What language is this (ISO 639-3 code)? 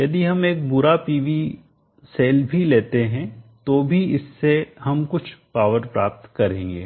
hin